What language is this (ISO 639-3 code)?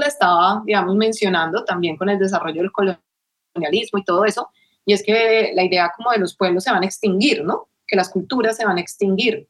spa